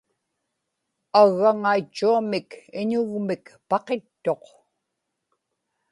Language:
Inupiaq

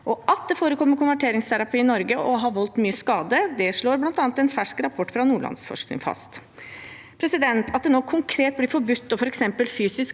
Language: Norwegian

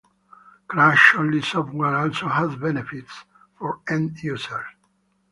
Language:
English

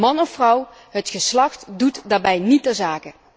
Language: Dutch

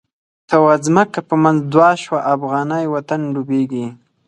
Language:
Pashto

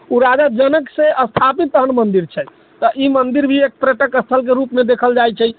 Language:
Maithili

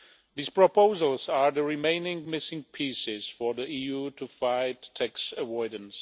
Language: English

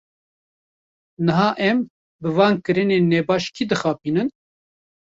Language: Kurdish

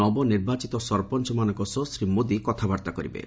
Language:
Odia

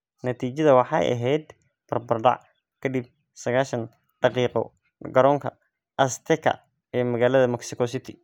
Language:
Somali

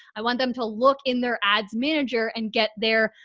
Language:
English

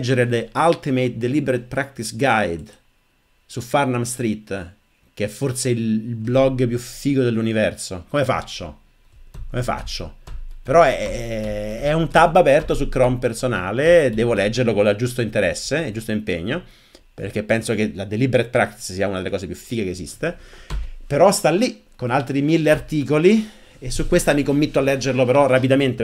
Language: Italian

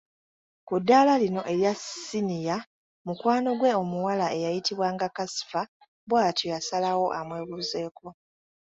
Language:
Ganda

